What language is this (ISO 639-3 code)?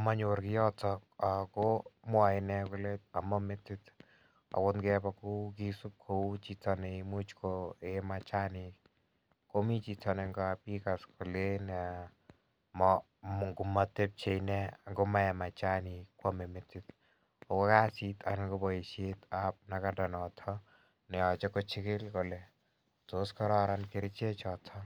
kln